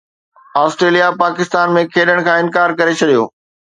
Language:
Sindhi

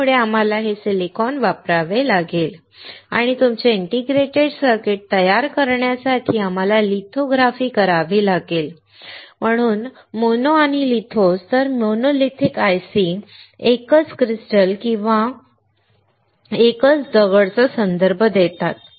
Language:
Marathi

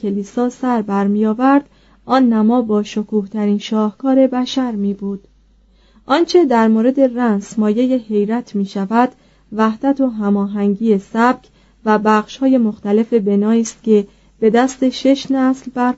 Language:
Persian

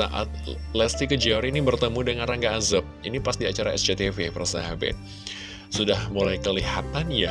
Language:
Indonesian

